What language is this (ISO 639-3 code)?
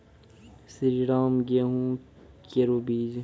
mai